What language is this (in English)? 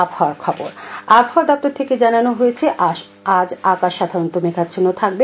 Bangla